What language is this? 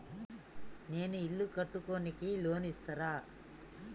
Telugu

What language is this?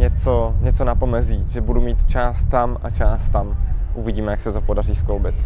Czech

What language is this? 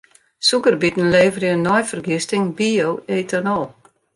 Western Frisian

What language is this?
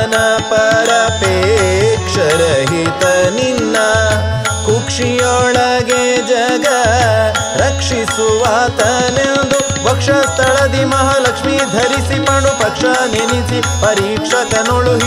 Hindi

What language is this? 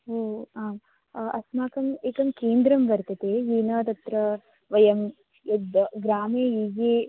Sanskrit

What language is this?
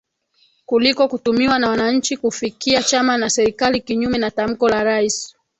Swahili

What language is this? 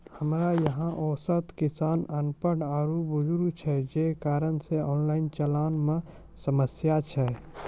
Maithili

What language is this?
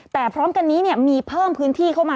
Thai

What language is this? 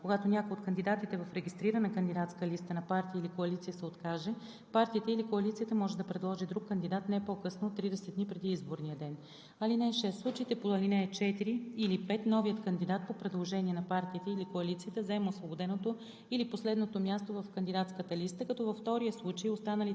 Bulgarian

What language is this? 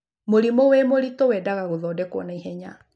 Kikuyu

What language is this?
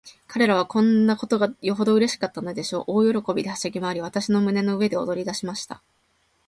Japanese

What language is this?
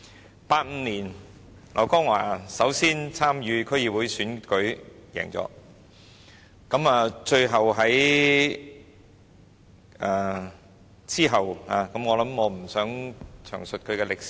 Cantonese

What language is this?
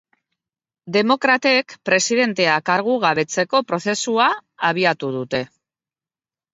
Basque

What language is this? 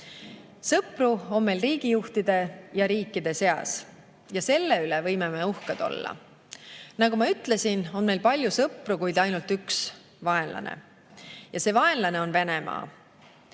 Estonian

